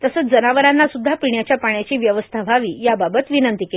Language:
Marathi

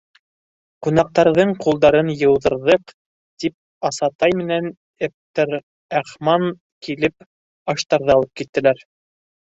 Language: Bashkir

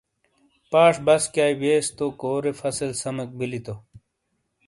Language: Shina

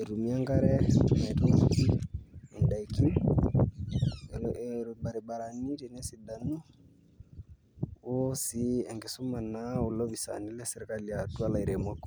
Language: Masai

